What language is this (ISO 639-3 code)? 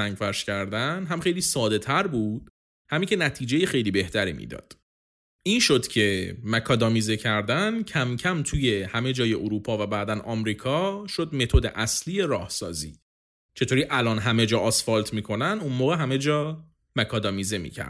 fas